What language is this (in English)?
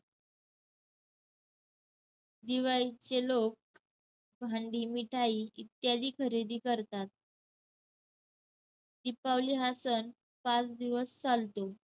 Marathi